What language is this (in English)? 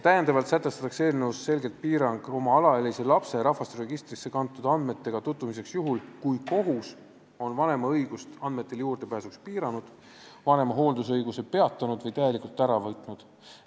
Estonian